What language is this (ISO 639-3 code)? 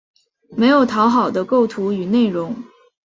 zho